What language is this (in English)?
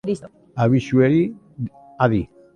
Basque